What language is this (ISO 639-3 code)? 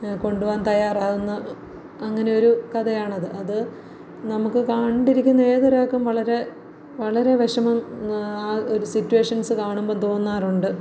mal